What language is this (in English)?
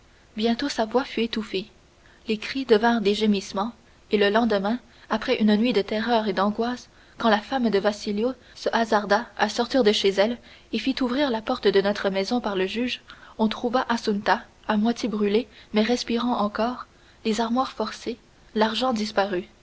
French